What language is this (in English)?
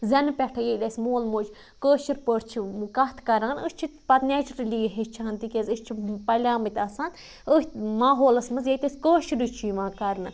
Kashmiri